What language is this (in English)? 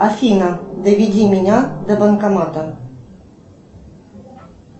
Russian